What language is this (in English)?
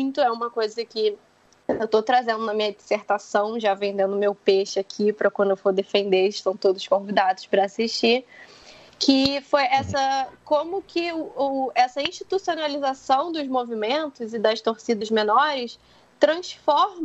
Portuguese